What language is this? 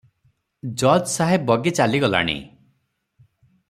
Odia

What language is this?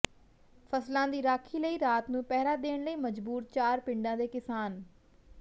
Punjabi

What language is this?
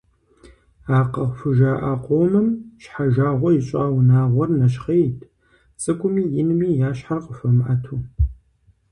Kabardian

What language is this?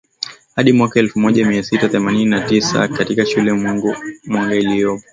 Swahili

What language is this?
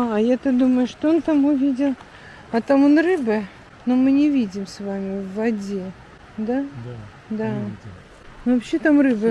Russian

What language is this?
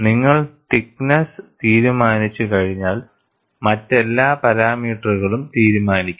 Malayalam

